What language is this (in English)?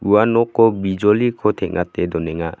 Garo